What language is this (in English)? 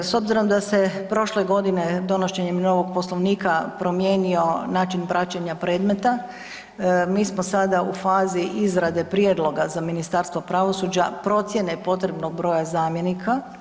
Croatian